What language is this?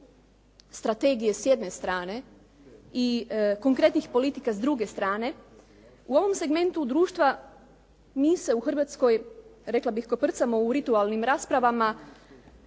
Croatian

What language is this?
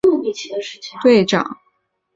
Chinese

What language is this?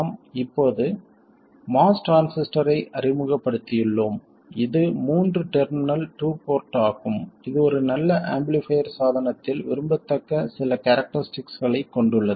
Tamil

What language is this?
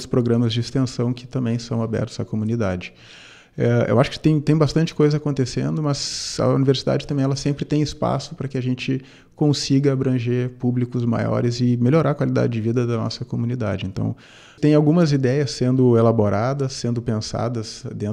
Portuguese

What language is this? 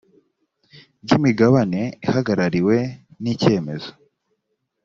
Kinyarwanda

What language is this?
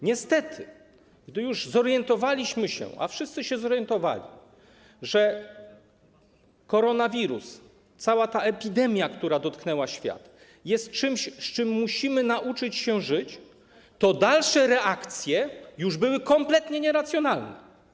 Polish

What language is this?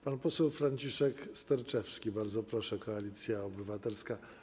Polish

